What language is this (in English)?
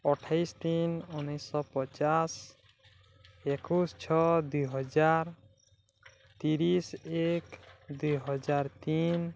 Odia